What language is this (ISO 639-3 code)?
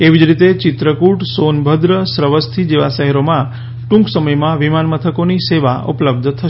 guj